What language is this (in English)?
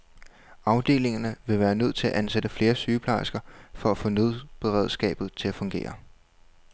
Danish